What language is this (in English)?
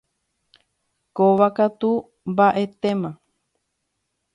Guarani